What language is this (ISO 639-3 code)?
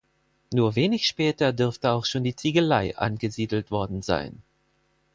deu